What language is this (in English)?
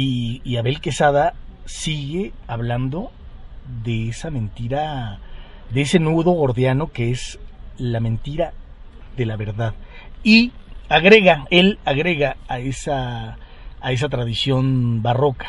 Spanish